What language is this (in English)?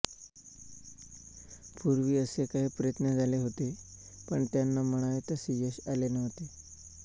Marathi